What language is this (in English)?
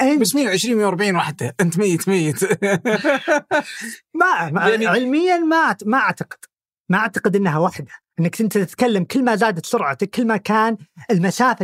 Arabic